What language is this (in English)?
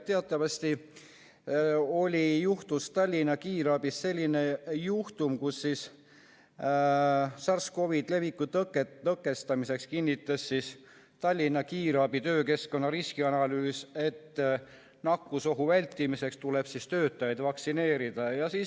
Estonian